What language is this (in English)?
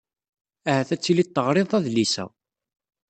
Kabyle